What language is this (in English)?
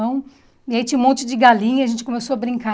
Portuguese